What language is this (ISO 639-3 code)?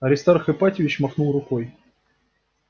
rus